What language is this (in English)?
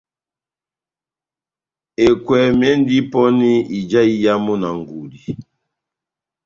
Batanga